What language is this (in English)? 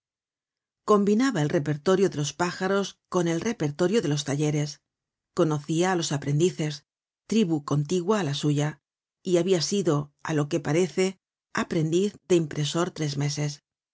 Spanish